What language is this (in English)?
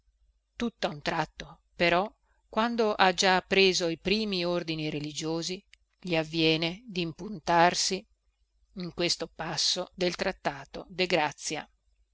Italian